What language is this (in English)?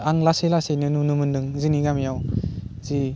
Bodo